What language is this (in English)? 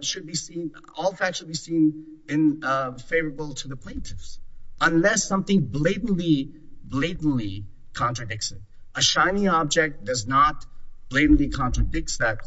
English